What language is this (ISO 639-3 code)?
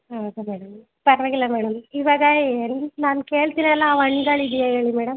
kan